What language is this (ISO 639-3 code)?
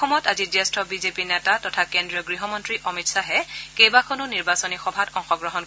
asm